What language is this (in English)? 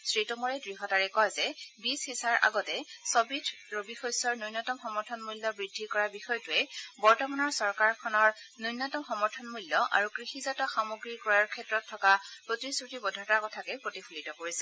Assamese